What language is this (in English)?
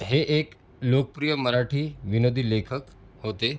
Marathi